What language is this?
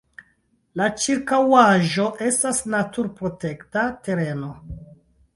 Esperanto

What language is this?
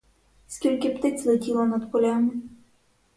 Ukrainian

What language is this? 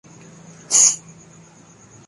Urdu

